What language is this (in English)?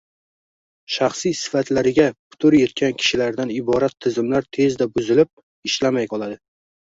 Uzbek